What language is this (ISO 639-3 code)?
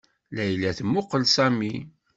kab